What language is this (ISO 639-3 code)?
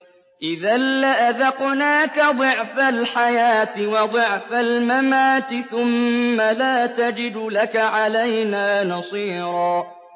ara